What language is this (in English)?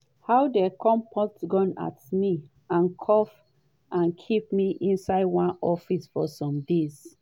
Nigerian Pidgin